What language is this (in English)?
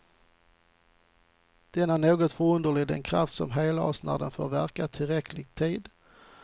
Swedish